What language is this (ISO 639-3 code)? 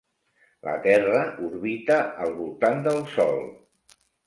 cat